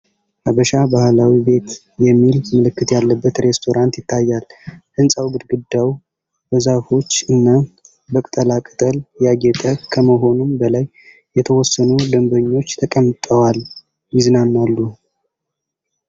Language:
Amharic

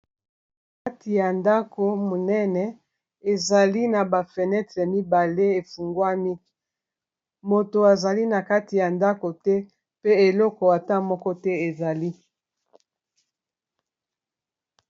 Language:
Lingala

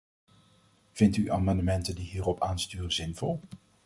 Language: Dutch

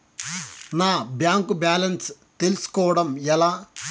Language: Telugu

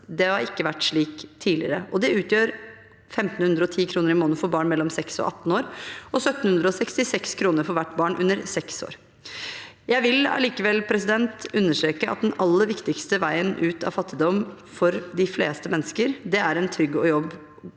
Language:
Norwegian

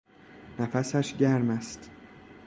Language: Persian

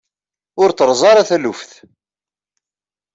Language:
Kabyle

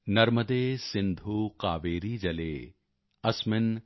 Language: Punjabi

